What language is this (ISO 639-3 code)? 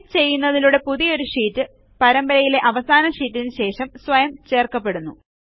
mal